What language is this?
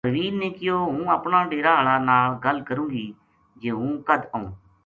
Gujari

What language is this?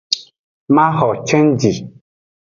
Aja (Benin)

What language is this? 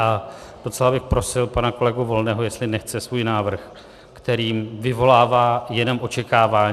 Czech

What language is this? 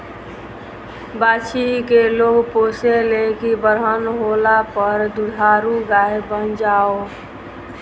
Bhojpuri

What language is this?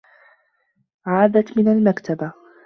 Arabic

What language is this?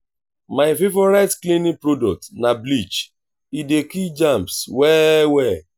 Nigerian Pidgin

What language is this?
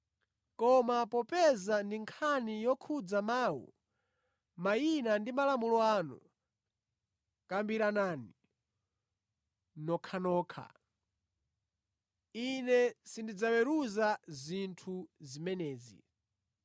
Nyanja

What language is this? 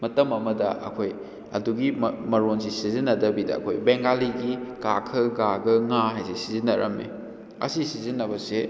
Manipuri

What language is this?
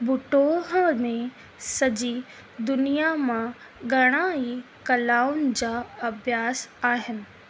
Sindhi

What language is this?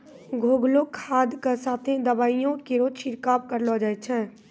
Maithili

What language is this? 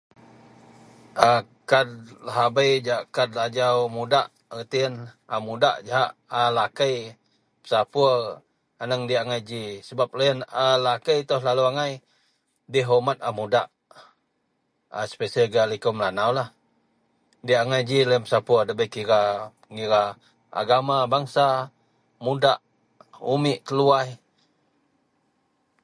Central Melanau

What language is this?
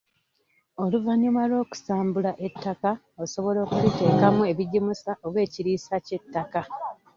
Ganda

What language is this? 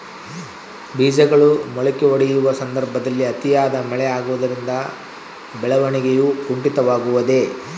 Kannada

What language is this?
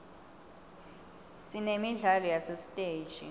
Swati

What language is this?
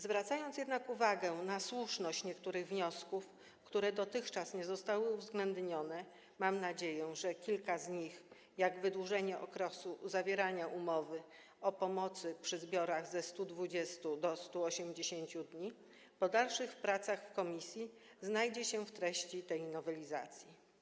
Polish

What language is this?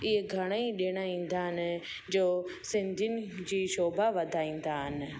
Sindhi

